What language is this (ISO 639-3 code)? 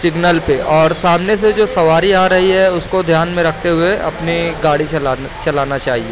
urd